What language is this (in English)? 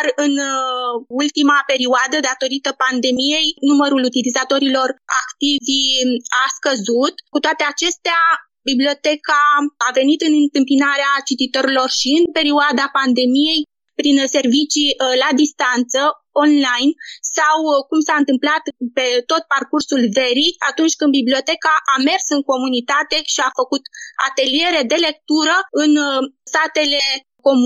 Romanian